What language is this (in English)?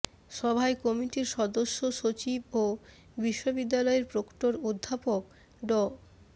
Bangla